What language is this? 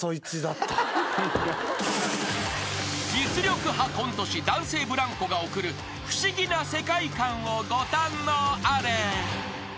Japanese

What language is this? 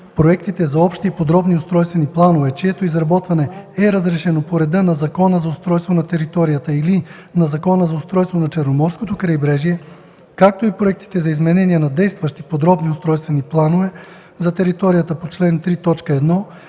Bulgarian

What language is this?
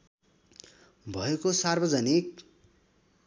Nepali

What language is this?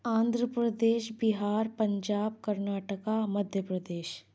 Urdu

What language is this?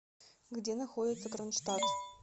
Russian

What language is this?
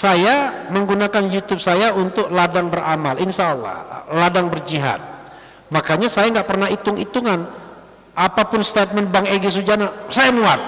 Indonesian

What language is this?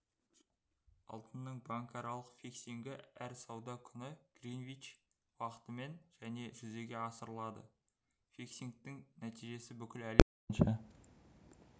Kazakh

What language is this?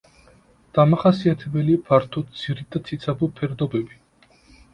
Georgian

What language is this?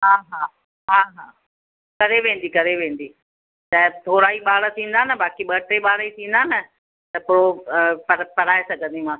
Sindhi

